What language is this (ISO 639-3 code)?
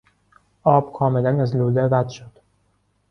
fas